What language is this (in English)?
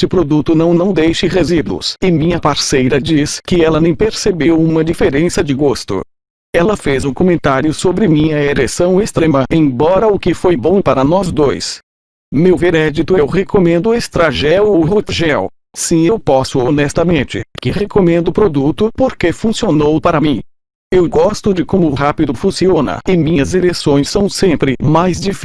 Portuguese